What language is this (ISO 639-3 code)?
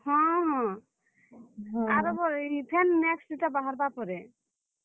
ori